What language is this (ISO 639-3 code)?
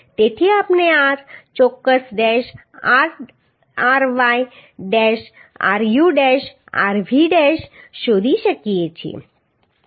guj